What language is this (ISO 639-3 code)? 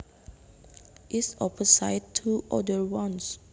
jav